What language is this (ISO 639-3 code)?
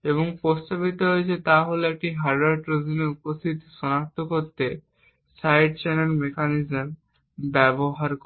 ben